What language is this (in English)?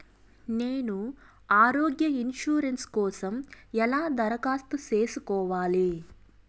Telugu